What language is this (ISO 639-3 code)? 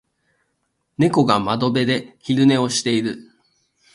jpn